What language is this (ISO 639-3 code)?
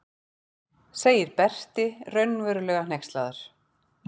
isl